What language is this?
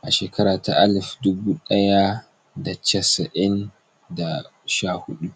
Hausa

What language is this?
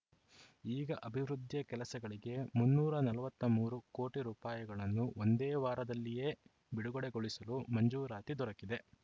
Kannada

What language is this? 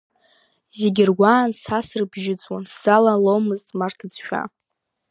Abkhazian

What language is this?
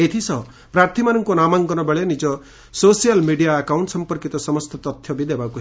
Odia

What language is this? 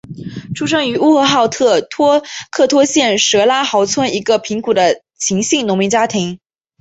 Chinese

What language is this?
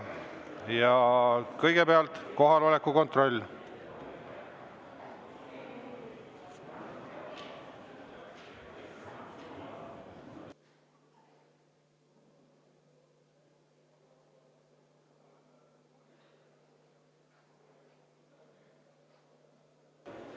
Estonian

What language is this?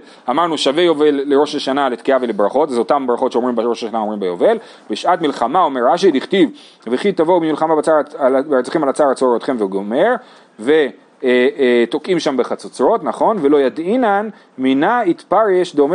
Hebrew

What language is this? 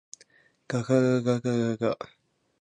Japanese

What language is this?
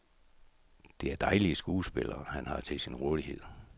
Danish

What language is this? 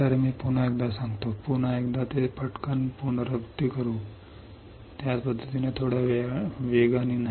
Marathi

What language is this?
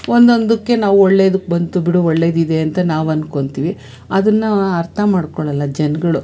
Kannada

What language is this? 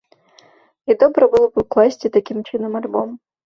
Belarusian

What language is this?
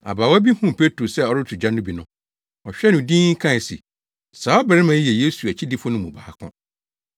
Akan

